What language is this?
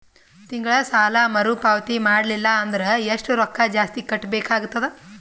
Kannada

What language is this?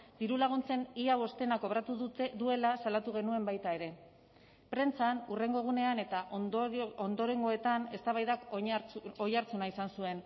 Basque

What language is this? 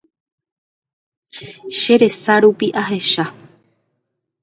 Guarani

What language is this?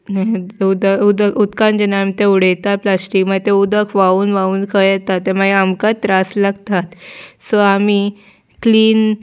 Konkani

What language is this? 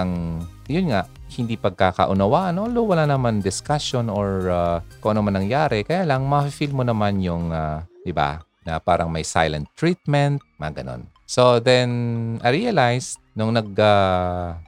Filipino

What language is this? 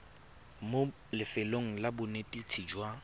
Tswana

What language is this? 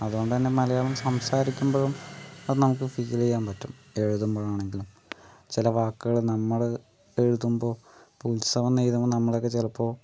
Malayalam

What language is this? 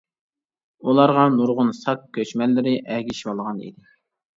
Uyghur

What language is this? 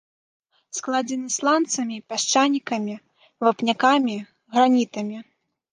Belarusian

